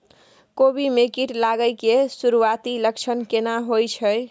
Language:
Maithili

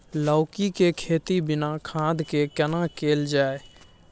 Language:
Maithili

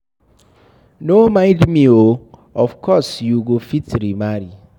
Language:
Nigerian Pidgin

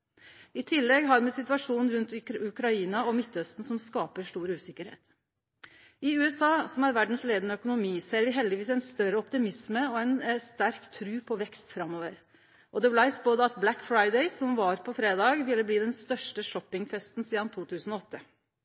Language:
Norwegian Nynorsk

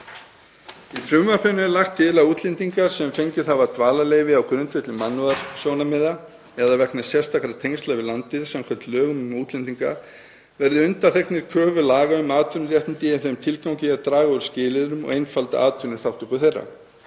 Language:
Icelandic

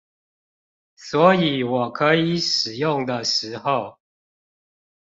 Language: Chinese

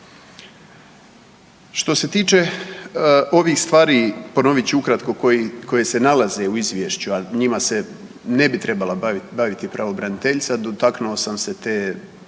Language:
Croatian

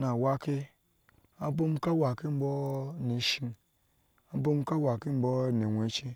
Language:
Ashe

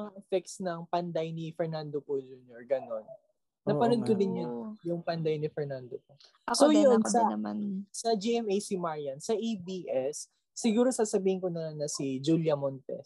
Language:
Filipino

